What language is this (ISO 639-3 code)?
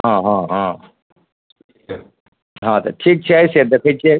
mai